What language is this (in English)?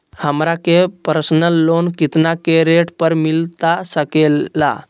Magahi